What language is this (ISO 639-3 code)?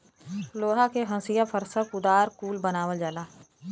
bho